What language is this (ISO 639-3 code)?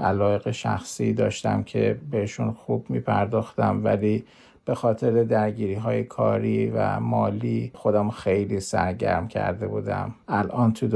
fas